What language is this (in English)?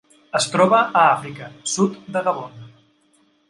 Catalan